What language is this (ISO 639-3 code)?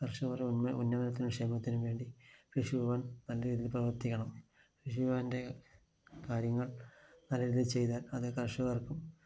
mal